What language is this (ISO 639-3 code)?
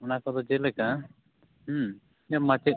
sat